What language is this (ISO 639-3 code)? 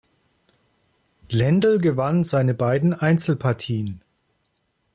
deu